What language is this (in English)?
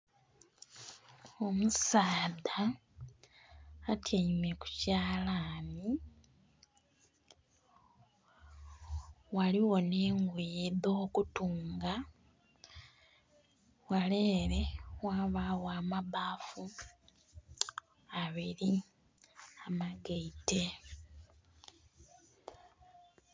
Soga